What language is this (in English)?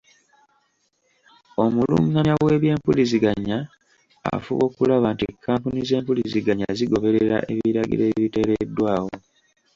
Ganda